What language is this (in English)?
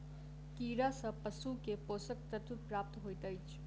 Maithili